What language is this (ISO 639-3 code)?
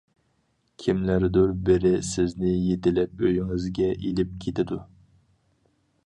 uig